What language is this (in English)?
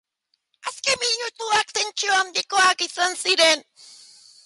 Basque